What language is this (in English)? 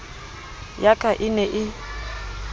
Southern Sotho